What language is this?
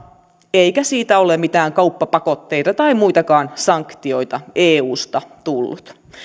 Finnish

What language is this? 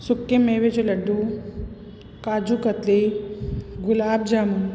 Sindhi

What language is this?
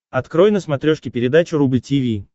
Russian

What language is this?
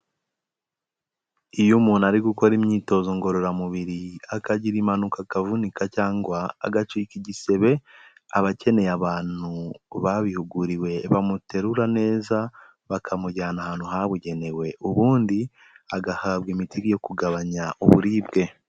Kinyarwanda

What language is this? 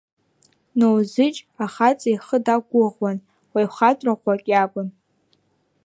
Abkhazian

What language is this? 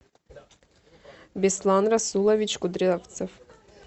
Russian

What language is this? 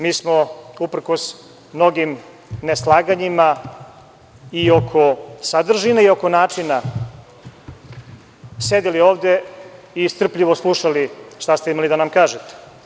Serbian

